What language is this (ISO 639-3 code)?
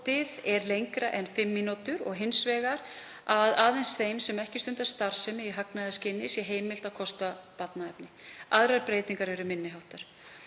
isl